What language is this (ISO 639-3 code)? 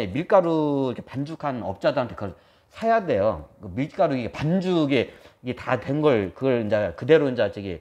kor